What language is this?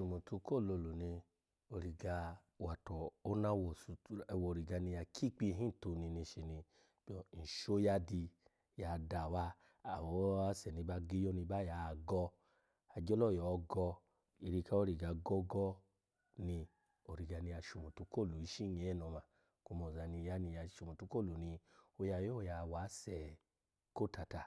Alago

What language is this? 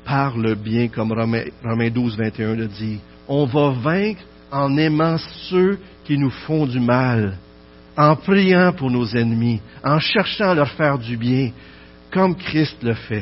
French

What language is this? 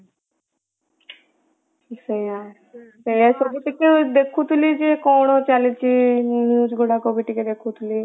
Odia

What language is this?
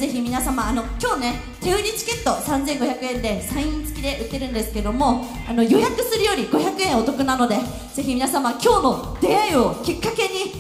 Japanese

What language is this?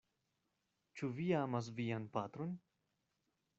Esperanto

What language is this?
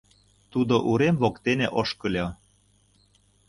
Mari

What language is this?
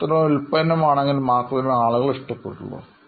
Malayalam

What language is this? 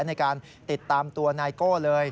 Thai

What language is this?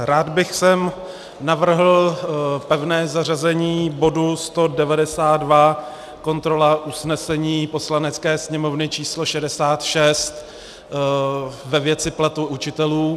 Czech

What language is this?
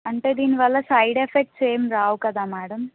Telugu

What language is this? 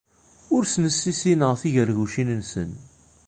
Kabyle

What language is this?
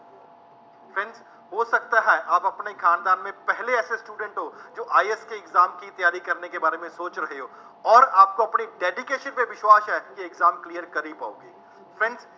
Punjabi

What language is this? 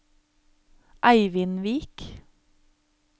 Norwegian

